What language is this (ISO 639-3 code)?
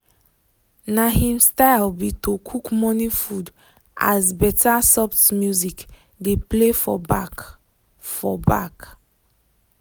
pcm